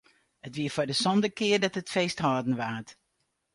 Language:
Western Frisian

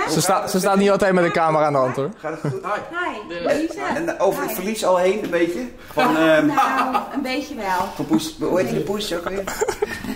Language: Dutch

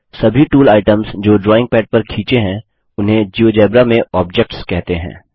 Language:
Hindi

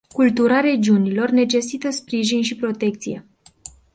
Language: Romanian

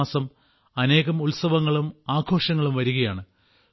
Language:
Malayalam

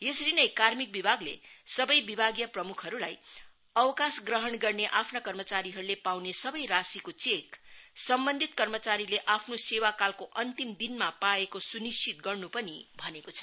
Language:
Nepali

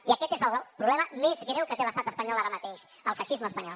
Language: Catalan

